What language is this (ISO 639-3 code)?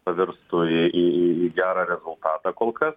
lit